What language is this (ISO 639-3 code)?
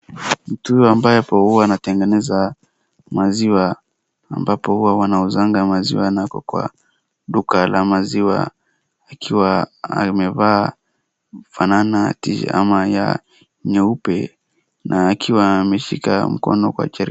swa